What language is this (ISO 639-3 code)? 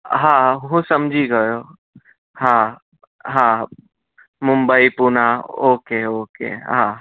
guj